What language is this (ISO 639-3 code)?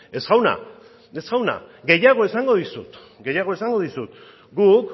eus